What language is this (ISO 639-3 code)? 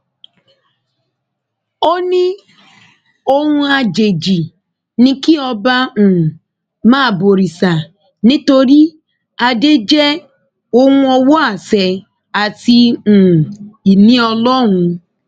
yor